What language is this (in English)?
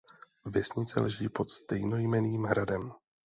Czech